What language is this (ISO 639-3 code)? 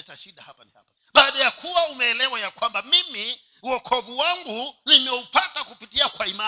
swa